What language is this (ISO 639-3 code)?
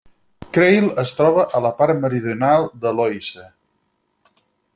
cat